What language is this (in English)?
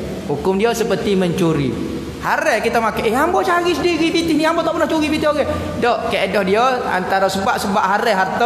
Malay